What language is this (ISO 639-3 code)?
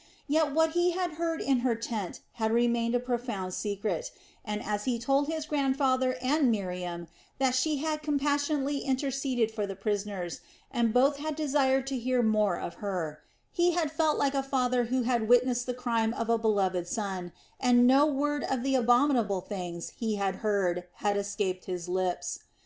eng